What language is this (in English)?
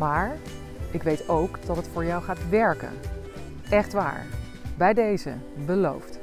Dutch